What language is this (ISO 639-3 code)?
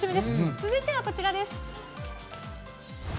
jpn